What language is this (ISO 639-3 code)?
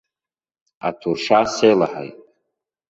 abk